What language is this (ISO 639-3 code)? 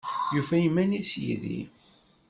kab